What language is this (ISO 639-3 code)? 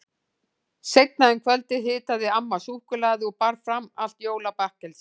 isl